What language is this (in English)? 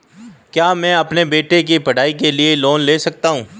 Hindi